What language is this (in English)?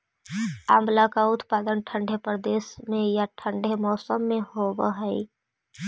Magahi